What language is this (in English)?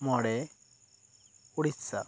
Santali